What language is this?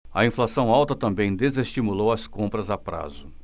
Portuguese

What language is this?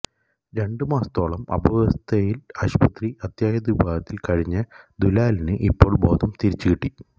Malayalam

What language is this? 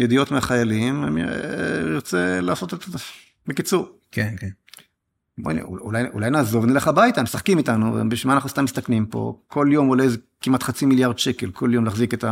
Hebrew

